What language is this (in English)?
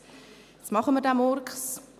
Swiss German